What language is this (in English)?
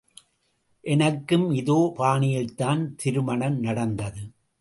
Tamil